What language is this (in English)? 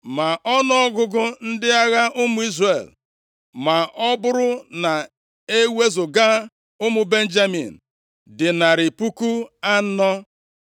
Igbo